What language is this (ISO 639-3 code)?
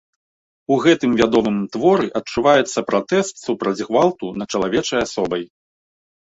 bel